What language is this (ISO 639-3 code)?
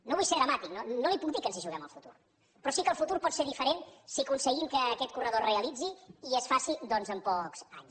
cat